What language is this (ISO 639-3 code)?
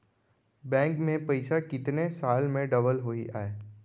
hne